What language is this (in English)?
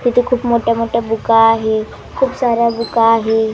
Marathi